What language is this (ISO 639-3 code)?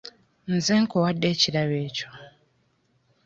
lug